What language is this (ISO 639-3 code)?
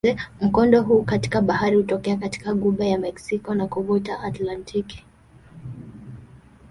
swa